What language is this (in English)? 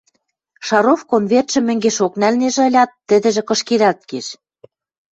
Western Mari